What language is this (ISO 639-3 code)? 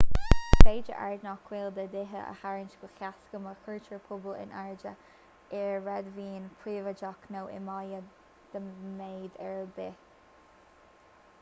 gle